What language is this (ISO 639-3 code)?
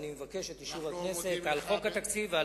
heb